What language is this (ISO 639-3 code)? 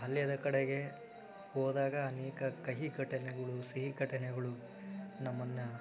kan